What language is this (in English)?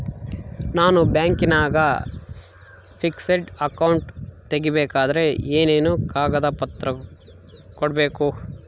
Kannada